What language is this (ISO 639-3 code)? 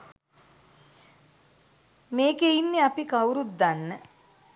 sin